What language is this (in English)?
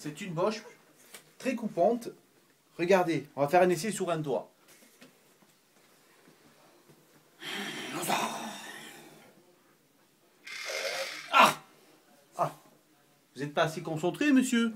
French